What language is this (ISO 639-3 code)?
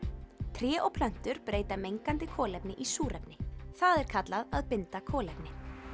isl